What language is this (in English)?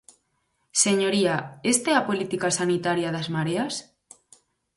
Galician